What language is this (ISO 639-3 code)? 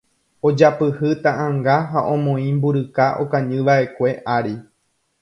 grn